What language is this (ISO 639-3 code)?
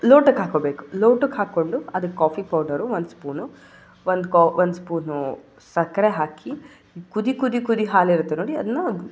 kan